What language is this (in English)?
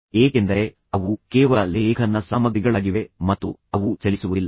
Kannada